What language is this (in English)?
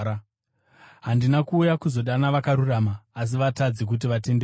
Shona